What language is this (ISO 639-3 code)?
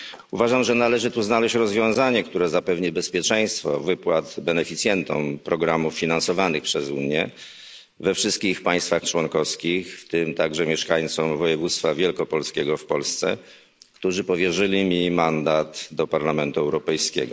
pol